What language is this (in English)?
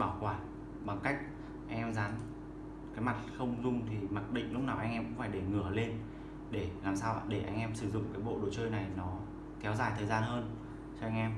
Vietnamese